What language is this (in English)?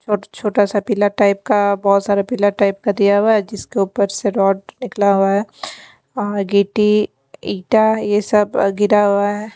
Hindi